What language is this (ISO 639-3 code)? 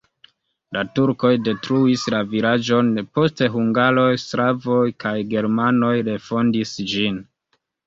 epo